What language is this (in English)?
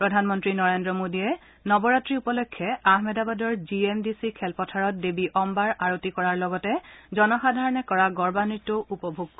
Assamese